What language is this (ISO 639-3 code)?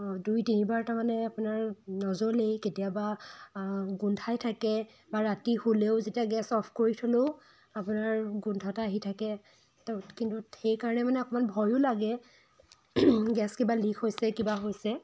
asm